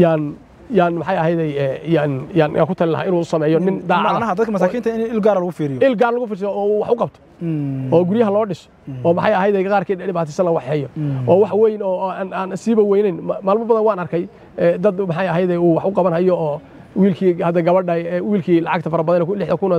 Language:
Arabic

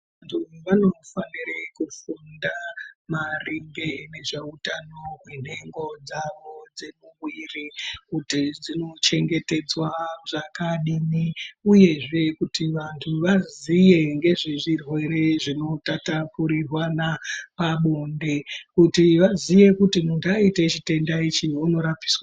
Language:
Ndau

